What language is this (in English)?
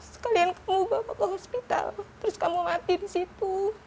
Indonesian